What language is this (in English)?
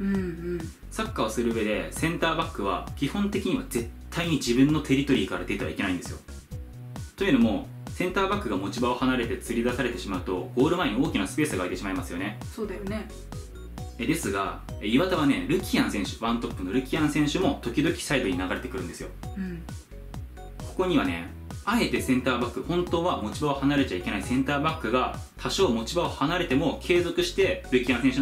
Japanese